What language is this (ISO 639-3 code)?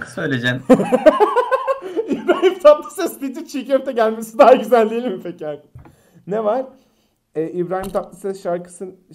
tur